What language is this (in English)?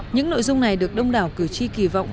Vietnamese